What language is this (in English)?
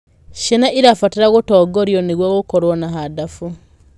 Kikuyu